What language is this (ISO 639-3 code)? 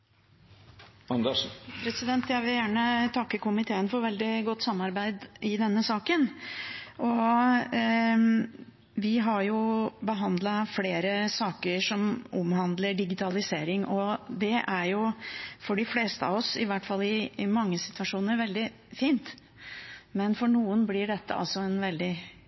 nor